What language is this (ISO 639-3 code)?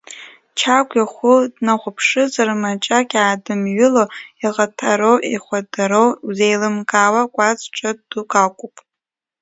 abk